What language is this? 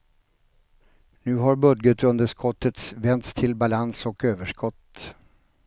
Swedish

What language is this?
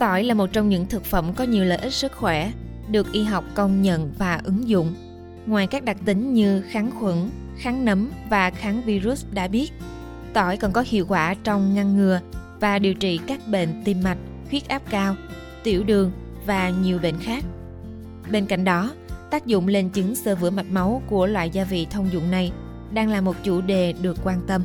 Vietnamese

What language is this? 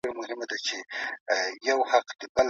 Pashto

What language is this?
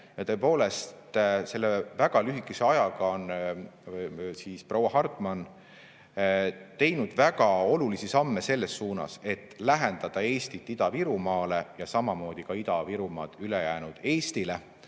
Estonian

